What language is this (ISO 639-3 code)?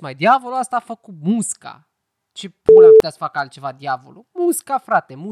ron